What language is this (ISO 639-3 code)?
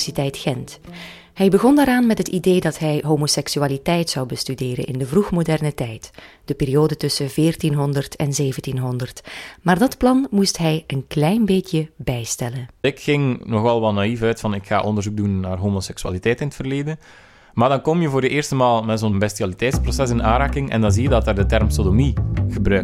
nld